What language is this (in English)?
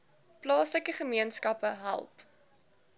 Afrikaans